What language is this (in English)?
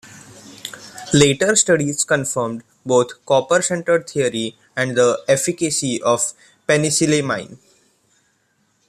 English